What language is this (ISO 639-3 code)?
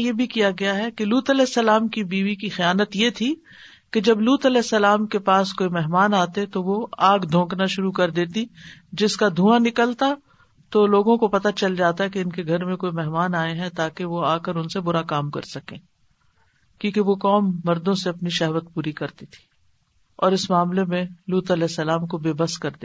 urd